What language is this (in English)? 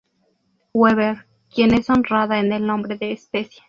Spanish